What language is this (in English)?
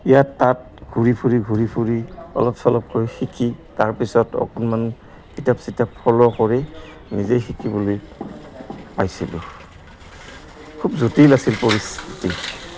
Assamese